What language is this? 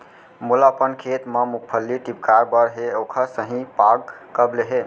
Chhattisgarhi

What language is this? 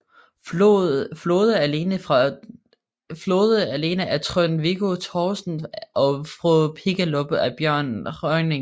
Danish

